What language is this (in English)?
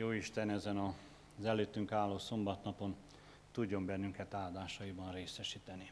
Hungarian